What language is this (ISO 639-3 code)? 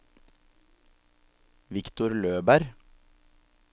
nor